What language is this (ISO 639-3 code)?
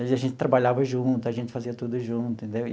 por